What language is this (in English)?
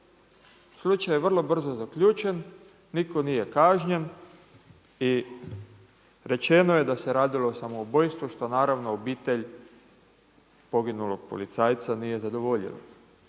Croatian